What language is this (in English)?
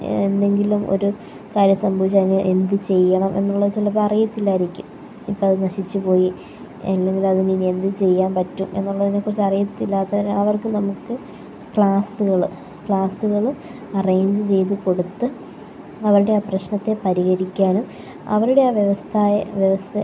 Malayalam